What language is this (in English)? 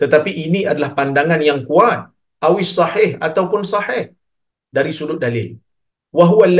Malay